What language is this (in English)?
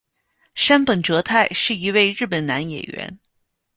Chinese